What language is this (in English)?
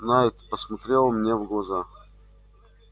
Russian